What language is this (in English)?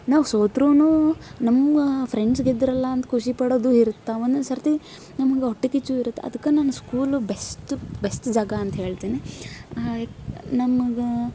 Kannada